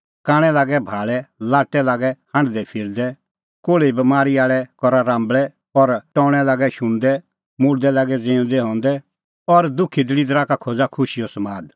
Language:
Kullu Pahari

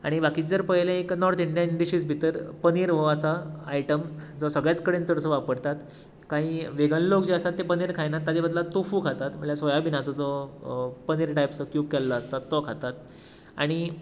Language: Konkani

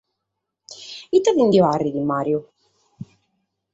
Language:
Sardinian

